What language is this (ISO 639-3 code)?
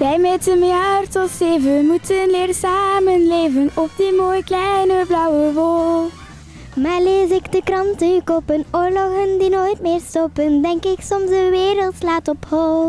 nld